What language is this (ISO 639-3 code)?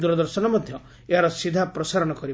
ori